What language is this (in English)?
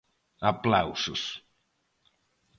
Galician